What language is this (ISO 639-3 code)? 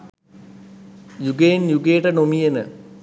sin